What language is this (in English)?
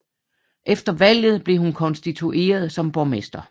Danish